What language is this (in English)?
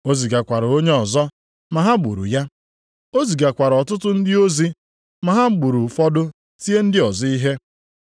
Igbo